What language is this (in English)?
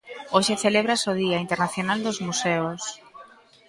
Galician